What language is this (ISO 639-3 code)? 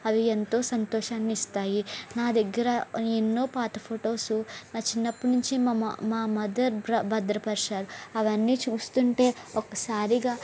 tel